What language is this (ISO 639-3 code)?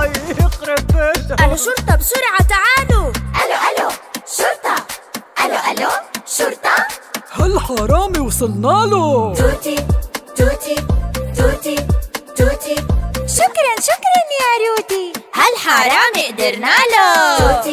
ara